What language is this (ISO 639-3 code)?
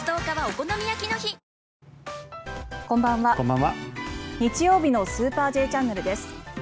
jpn